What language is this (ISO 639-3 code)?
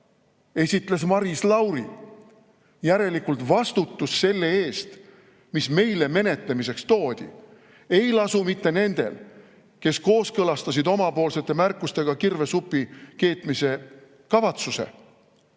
est